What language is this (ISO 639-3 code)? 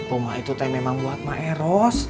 ind